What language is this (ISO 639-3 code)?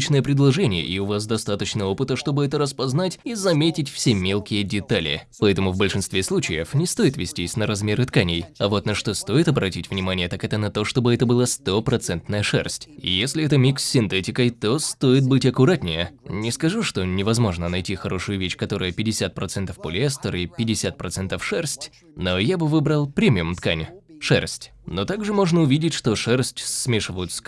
rus